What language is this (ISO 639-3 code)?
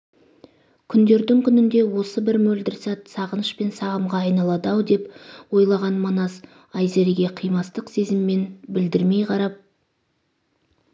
kaz